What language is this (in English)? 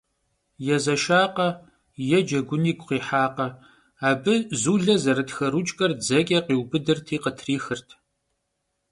Kabardian